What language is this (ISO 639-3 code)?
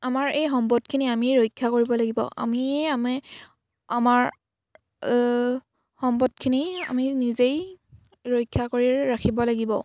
asm